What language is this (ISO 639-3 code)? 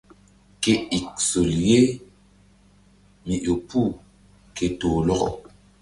mdd